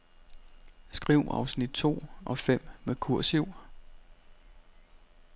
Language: Danish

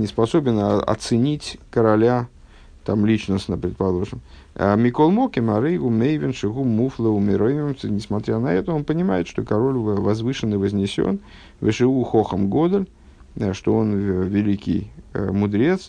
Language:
Russian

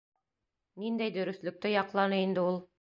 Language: Bashkir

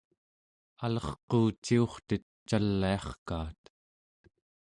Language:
Central Yupik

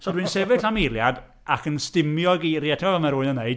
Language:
Welsh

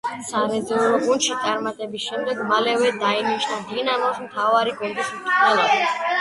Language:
Georgian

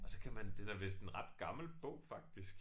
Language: Danish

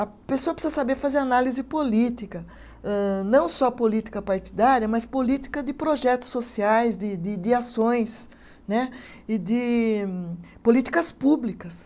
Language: Portuguese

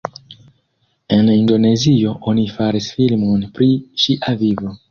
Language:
Esperanto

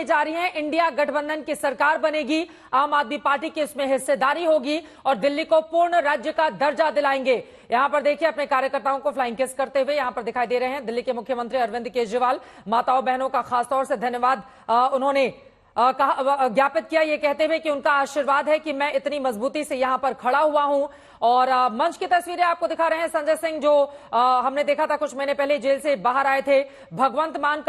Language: Hindi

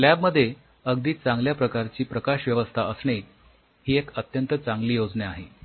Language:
Marathi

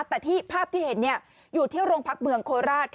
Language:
Thai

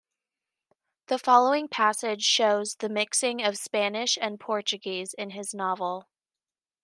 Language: English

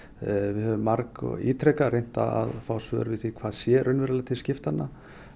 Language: Icelandic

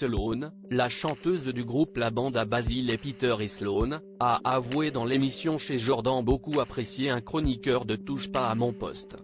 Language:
French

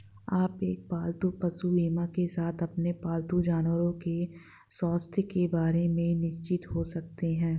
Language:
Hindi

